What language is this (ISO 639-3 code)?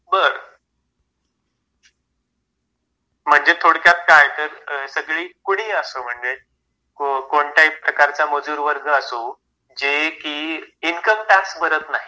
mar